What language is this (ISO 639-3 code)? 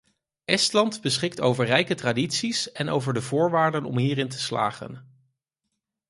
nld